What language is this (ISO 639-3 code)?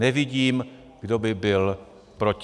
ces